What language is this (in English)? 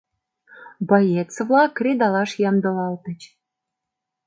Mari